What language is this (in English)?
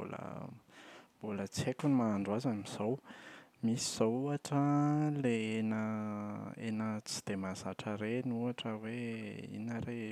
Malagasy